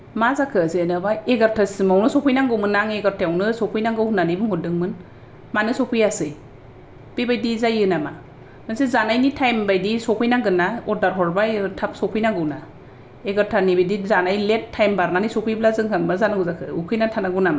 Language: Bodo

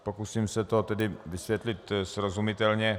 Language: Czech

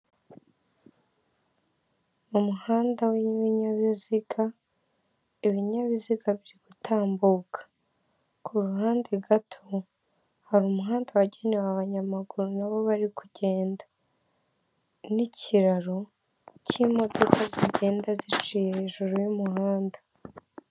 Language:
Kinyarwanda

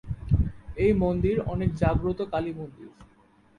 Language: Bangla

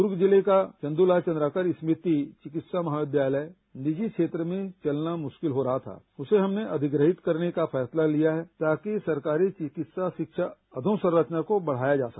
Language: Hindi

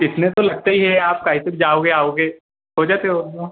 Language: Hindi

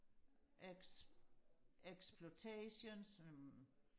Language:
Danish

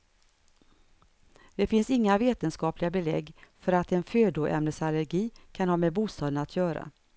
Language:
Swedish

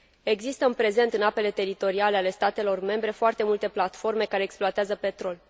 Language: Romanian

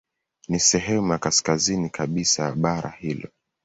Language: Swahili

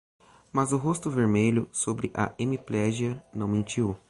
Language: Portuguese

